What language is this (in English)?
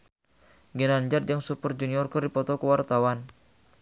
Sundanese